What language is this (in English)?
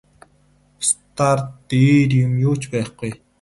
Mongolian